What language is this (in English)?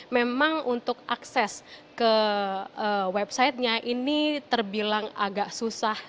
Indonesian